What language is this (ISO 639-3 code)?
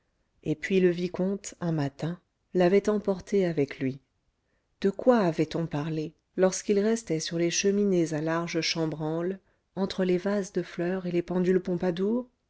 fra